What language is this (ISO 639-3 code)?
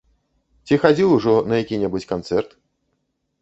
bel